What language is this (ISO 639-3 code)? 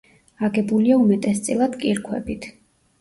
kat